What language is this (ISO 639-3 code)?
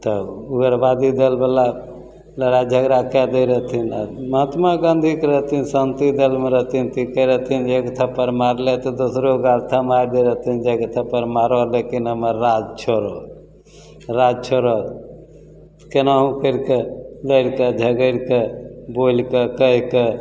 mai